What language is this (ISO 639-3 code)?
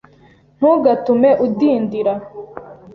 kin